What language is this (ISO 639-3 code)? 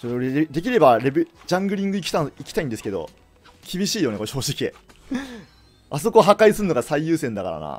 jpn